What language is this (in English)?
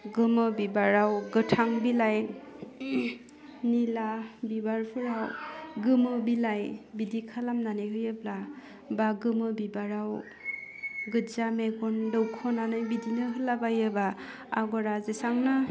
Bodo